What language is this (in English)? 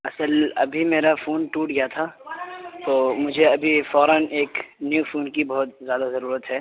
Urdu